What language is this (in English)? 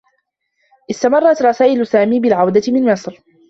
Arabic